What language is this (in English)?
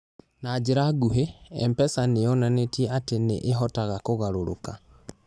Kikuyu